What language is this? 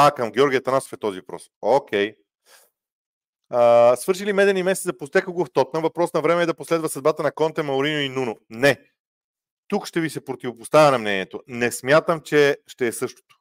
Bulgarian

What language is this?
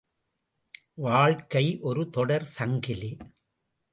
Tamil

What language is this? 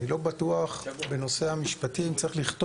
Hebrew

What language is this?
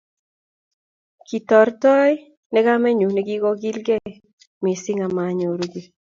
Kalenjin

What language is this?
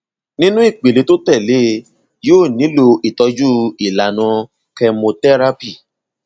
Yoruba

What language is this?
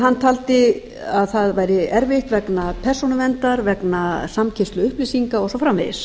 Icelandic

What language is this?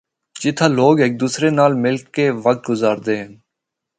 Northern Hindko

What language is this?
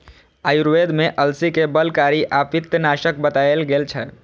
Maithili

